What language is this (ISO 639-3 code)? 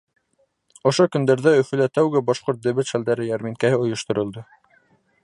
bak